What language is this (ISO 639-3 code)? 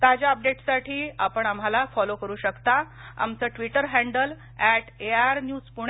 mar